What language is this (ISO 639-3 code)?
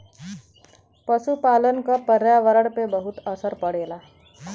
bho